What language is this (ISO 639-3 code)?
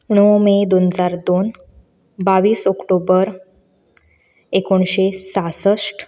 kok